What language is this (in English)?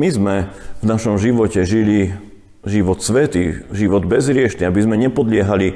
Slovak